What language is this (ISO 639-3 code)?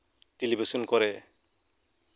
sat